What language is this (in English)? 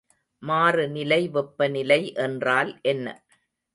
Tamil